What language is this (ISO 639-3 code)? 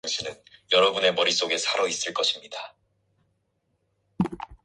kor